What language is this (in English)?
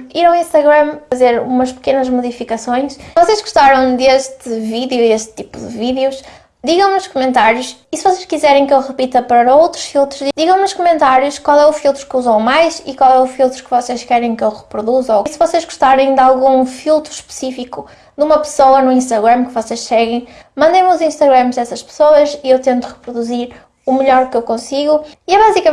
Portuguese